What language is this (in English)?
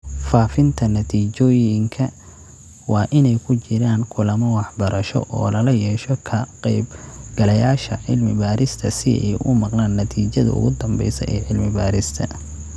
Somali